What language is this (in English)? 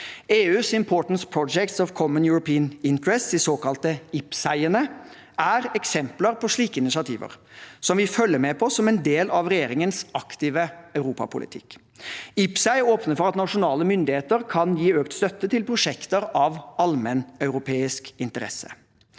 Norwegian